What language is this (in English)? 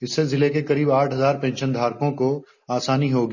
Hindi